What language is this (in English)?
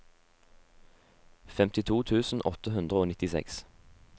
Norwegian